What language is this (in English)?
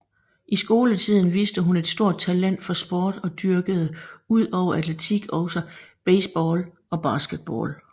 Danish